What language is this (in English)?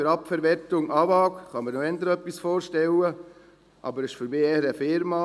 Swiss German